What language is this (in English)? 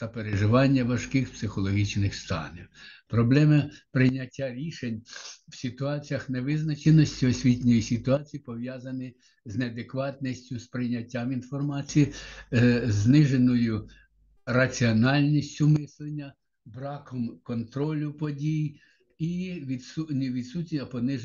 Ukrainian